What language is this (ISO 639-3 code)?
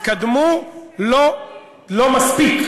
heb